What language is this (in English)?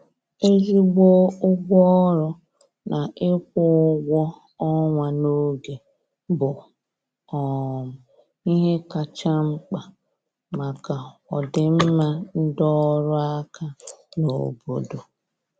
Igbo